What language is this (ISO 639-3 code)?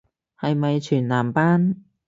yue